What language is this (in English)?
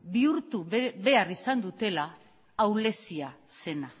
Basque